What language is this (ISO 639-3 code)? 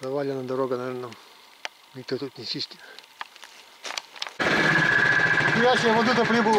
rus